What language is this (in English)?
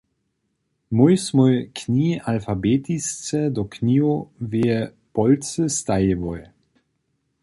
Upper Sorbian